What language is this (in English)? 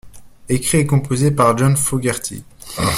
French